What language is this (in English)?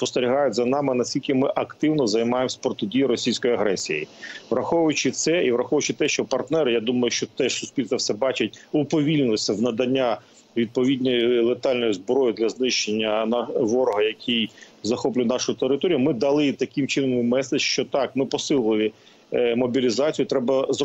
Ukrainian